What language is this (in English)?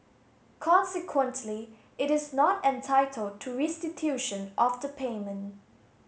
English